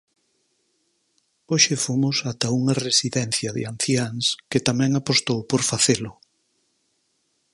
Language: Galician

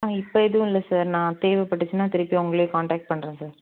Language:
Tamil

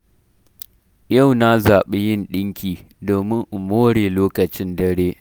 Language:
Hausa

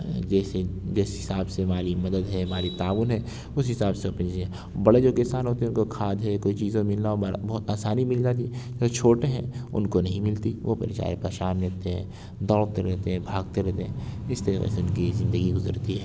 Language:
Urdu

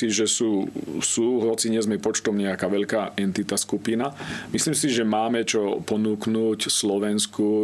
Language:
Slovak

